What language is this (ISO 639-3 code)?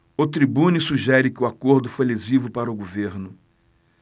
por